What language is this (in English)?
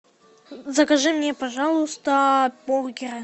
Russian